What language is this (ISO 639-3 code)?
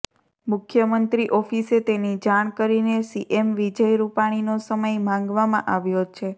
guj